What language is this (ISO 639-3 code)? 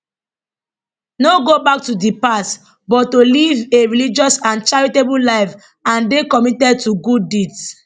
pcm